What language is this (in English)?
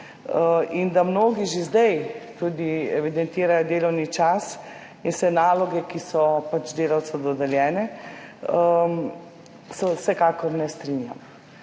Slovenian